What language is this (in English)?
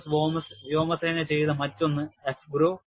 Malayalam